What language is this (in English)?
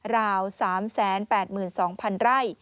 Thai